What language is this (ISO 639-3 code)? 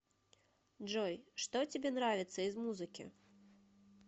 rus